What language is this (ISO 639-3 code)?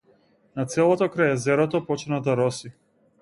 mkd